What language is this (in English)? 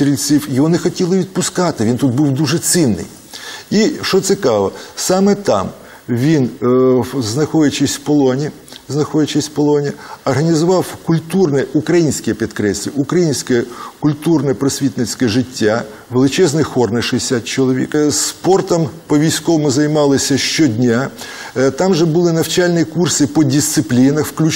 Ukrainian